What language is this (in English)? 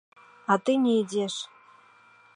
Belarusian